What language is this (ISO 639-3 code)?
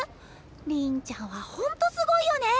jpn